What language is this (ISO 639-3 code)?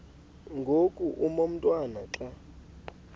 xho